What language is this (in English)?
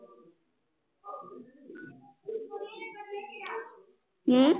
Punjabi